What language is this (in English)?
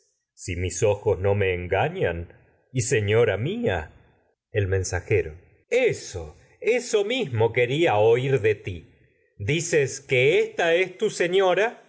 Spanish